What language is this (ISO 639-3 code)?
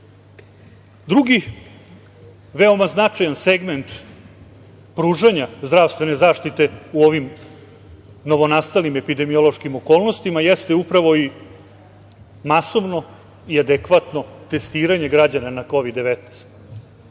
srp